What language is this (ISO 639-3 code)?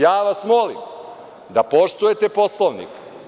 srp